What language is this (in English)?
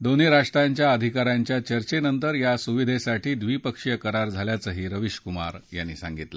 Marathi